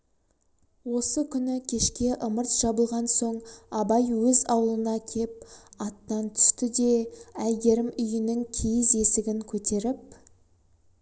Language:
Kazakh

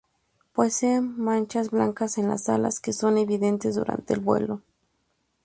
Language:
Spanish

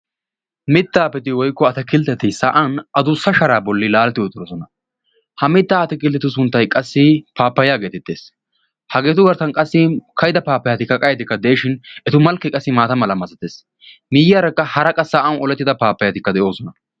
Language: Wolaytta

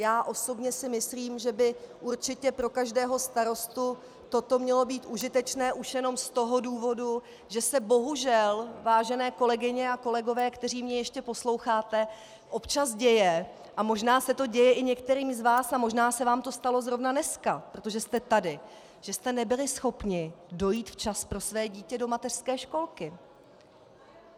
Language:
Czech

